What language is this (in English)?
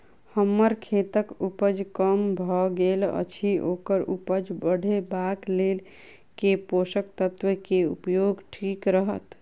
Maithili